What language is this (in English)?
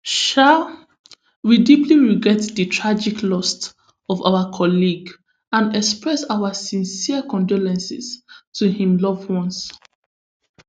Nigerian Pidgin